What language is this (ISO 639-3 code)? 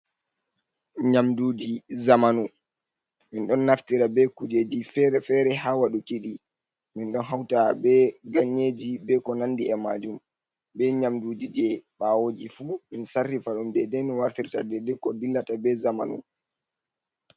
ful